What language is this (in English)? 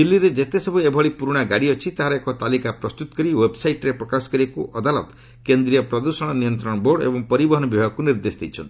Odia